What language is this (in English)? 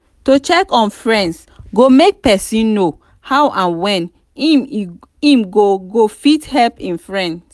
Nigerian Pidgin